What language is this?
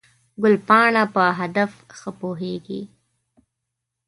Pashto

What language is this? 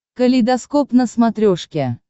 Russian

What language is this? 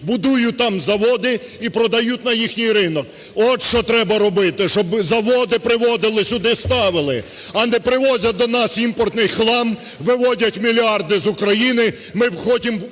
Ukrainian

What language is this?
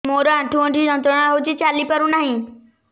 Odia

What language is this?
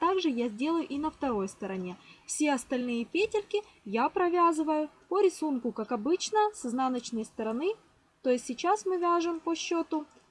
Russian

